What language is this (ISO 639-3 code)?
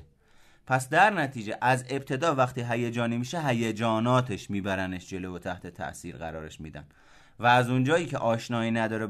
fas